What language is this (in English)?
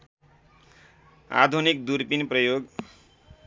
Nepali